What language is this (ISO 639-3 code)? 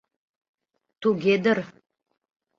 chm